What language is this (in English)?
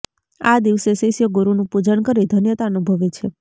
Gujarati